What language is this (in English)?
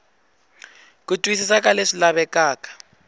Tsonga